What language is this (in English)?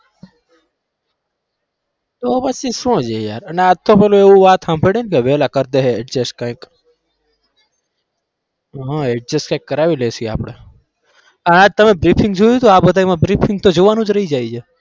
Gujarati